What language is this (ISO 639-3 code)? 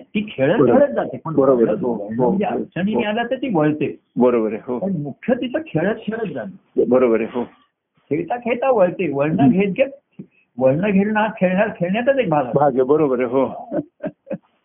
mar